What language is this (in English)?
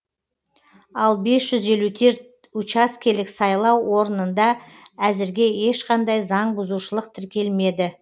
Kazakh